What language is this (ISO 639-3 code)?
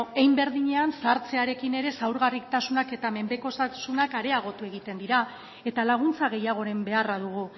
eus